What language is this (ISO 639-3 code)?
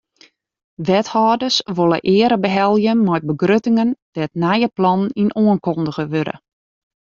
fry